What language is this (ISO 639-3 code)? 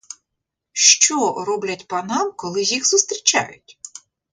ukr